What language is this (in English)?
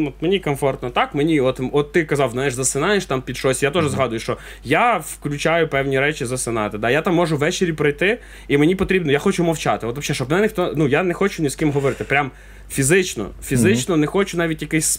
Ukrainian